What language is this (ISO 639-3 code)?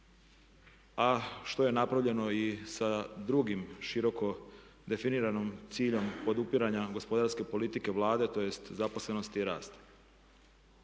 hrv